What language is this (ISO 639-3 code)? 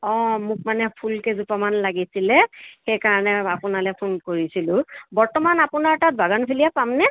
asm